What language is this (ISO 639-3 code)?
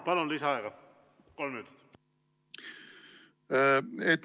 est